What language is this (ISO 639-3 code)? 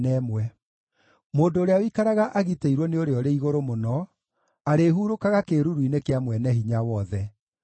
kik